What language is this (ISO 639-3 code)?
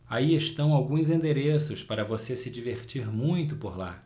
por